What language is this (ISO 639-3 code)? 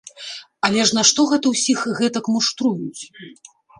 bel